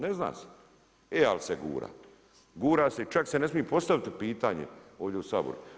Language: Croatian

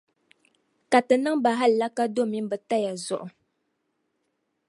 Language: Dagbani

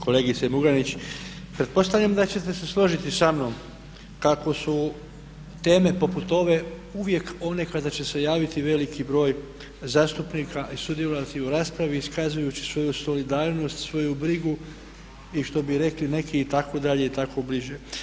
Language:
Croatian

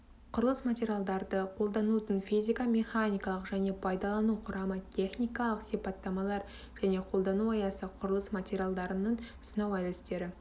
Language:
Kazakh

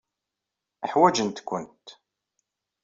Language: Kabyle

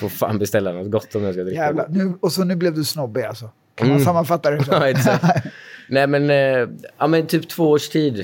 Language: Swedish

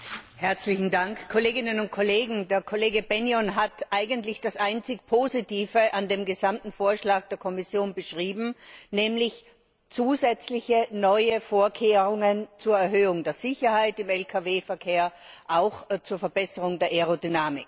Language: German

